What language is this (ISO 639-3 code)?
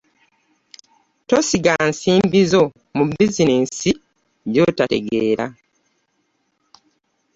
lug